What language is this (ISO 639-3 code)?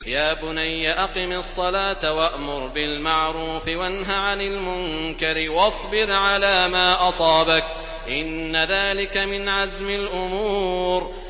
ara